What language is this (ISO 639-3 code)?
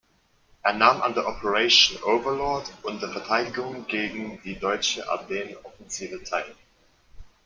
deu